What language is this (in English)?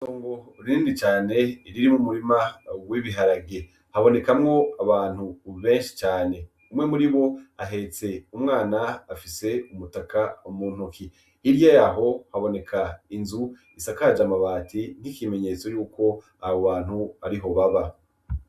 Rundi